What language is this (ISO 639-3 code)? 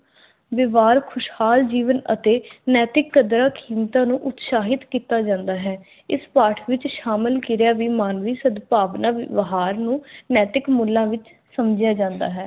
pan